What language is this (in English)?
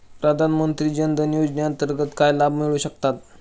Marathi